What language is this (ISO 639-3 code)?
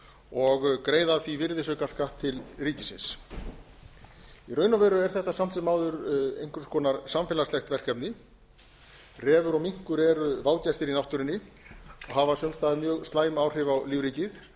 isl